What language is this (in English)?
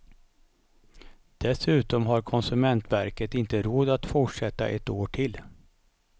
Swedish